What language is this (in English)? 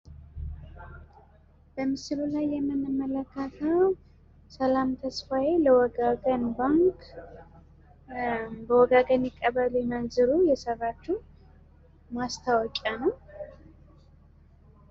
Amharic